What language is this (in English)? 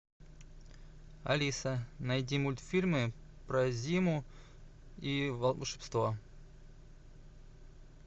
Russian